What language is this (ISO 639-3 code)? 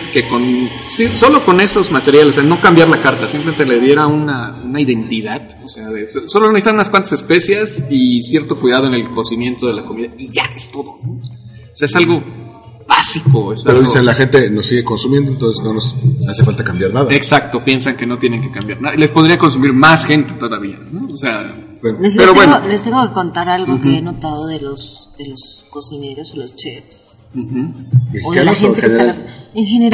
spa